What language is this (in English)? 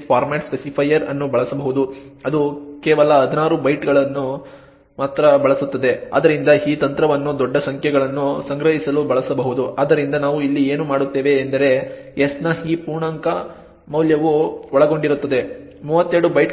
Kannada